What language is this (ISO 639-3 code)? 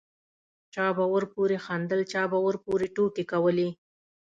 pus